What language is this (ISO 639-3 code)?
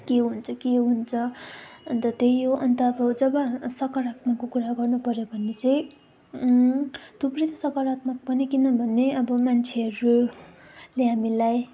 nep